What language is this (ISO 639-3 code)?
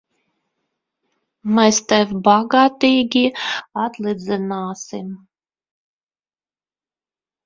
lav